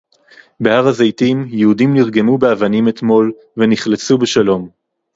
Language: Hebrew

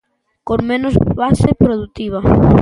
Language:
Galician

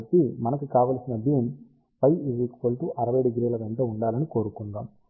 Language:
Telugu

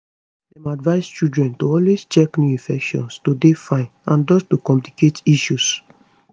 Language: Nigerian Pidgin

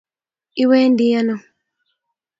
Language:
Kalenjin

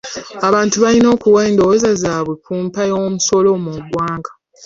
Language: Ganda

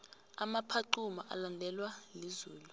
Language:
South Ndebele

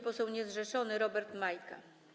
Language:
Polish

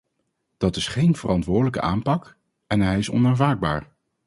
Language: Dutch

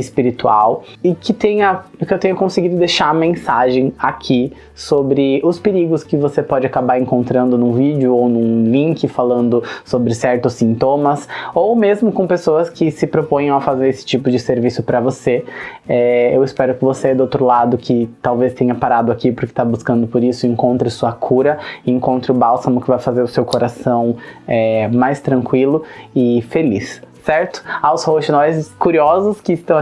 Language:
Portuguese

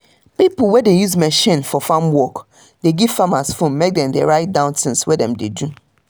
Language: Nigerian Pidgin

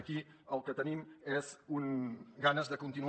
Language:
Catalan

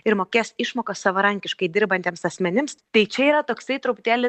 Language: Lithuanian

